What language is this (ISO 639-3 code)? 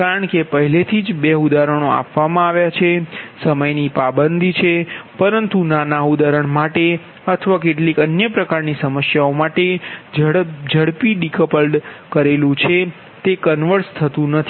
guj